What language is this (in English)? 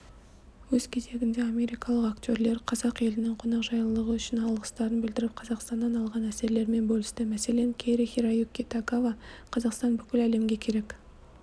Kazakh